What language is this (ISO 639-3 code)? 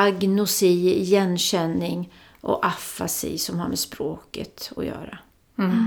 swe